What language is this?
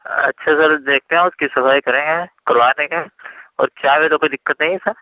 Urdu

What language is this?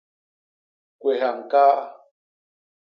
Basaa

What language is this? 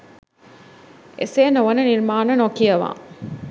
Sinhala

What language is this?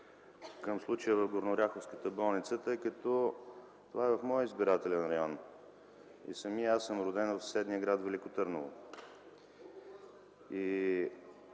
Bulgarian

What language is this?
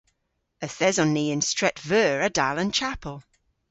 Cornish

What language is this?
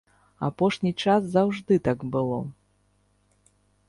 Belarusian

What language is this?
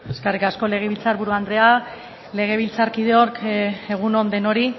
Basque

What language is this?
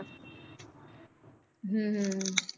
Punjabi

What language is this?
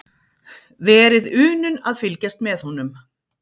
Icelandic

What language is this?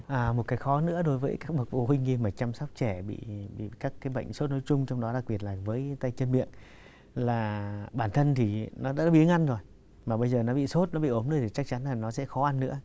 Vietnamese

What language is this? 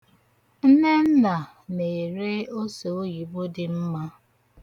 Igbo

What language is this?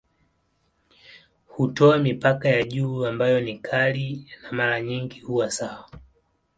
Swahili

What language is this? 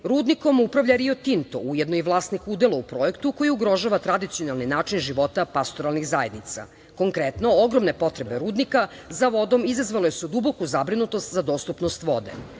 Serbian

